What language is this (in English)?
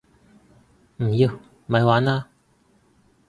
Cantonese